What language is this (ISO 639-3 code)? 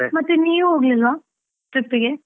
kan